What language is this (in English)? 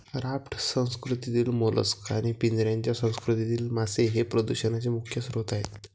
Marathi